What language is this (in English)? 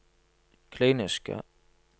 Norwegian